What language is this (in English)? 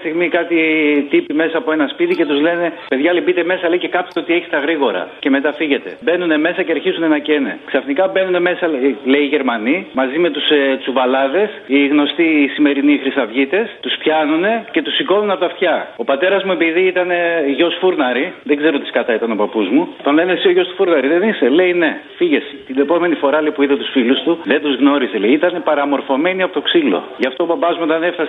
Greek